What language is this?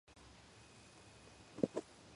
Georgian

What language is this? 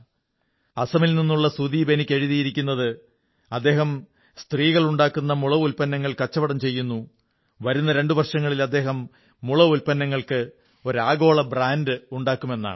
Malayalam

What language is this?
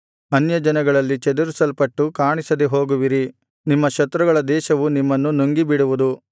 Kannada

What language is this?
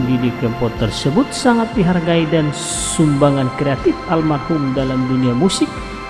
Indonesian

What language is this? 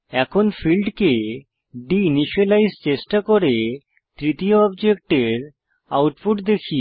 Bangla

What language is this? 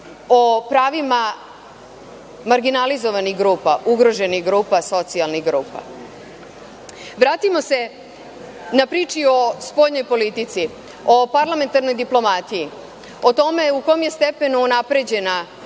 Serbian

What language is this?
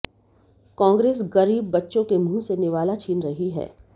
Hindi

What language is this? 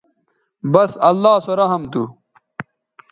Bateri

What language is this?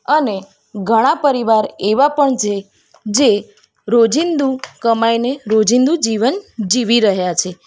Gujarati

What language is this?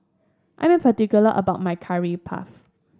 English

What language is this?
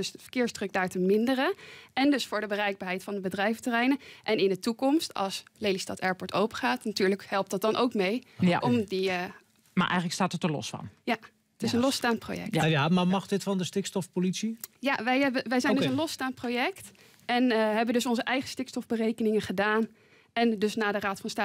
Dutch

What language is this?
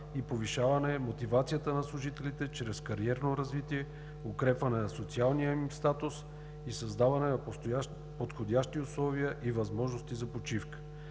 Bulgarian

